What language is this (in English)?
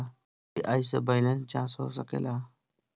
Bhojpuri